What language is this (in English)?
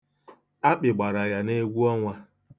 Igbo